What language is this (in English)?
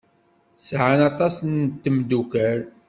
Kabyle